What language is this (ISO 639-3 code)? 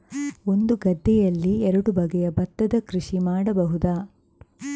kan